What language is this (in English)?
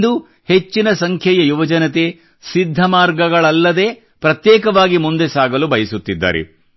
Kannada